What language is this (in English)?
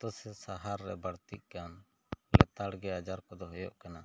Santali